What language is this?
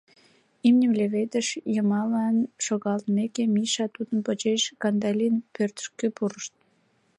Mari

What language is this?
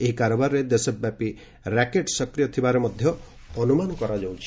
Odia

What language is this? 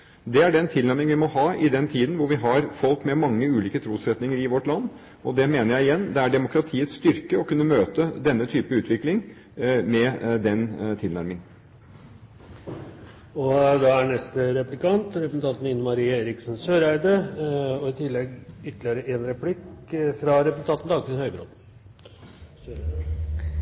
Norwegian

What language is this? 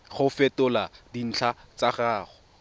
Tswana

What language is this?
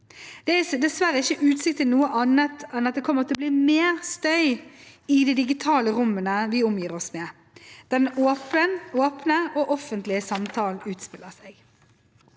Norwegian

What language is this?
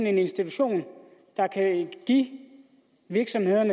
Danish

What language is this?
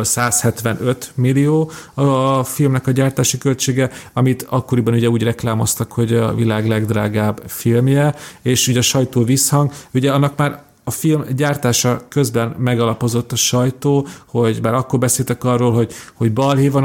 Hungarian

